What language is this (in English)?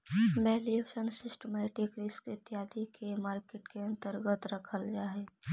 Magahi